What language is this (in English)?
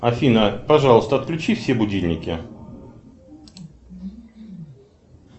Russian